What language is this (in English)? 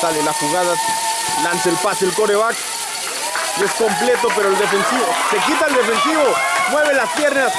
Spanish